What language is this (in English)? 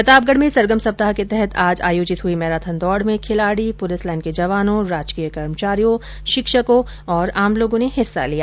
Hindi